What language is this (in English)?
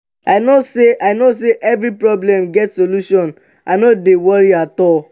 Nigerian Pidgin